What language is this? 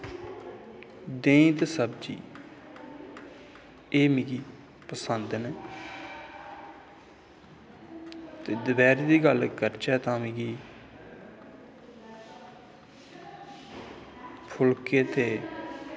Dogri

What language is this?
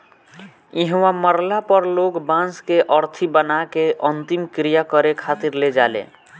Bhojpuri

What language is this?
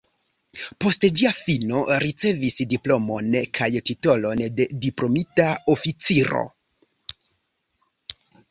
Esperanto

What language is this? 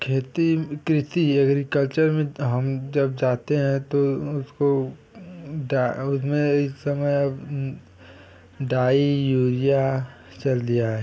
Hindi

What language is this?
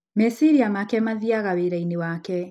Kikuyu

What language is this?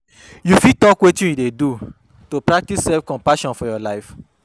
Nigerian Pidgin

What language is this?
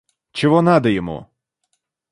Russian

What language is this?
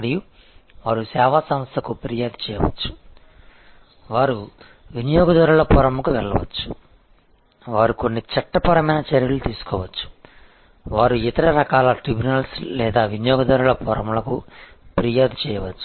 Telugu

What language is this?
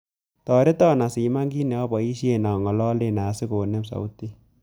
Kalenjin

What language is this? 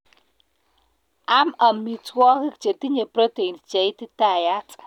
Kalenjin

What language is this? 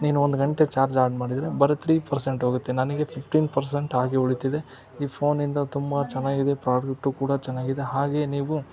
Kannada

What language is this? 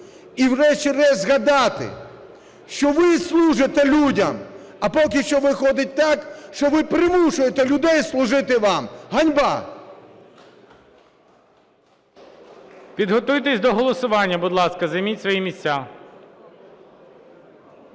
Ukrainian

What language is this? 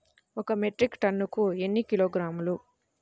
Telugu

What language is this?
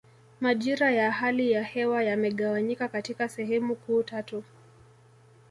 Swahili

